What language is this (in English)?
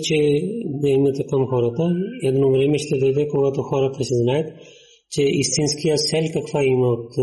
Bulgarian